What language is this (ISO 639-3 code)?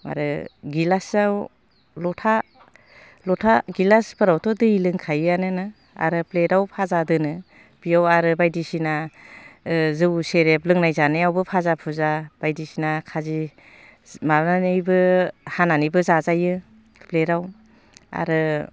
brx